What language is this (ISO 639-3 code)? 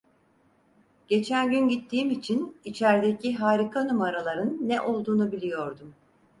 tur